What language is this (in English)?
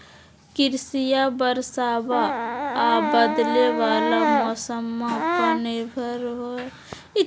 Magahi